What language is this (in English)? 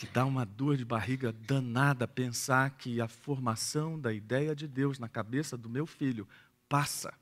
Portuguese